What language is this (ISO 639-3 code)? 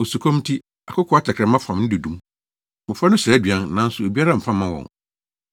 aka